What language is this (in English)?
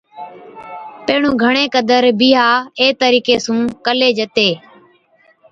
Od